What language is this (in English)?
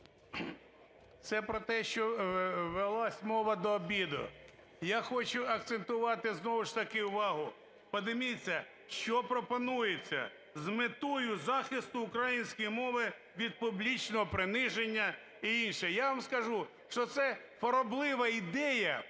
Ukrainian